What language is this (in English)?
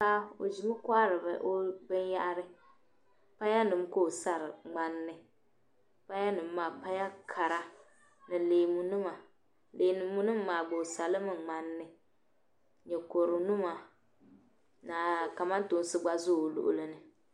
Dagbani